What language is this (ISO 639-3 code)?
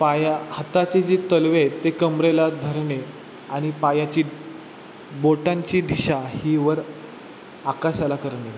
mar